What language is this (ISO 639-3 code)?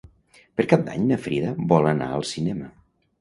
cat